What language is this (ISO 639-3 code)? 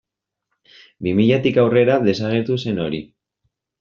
eus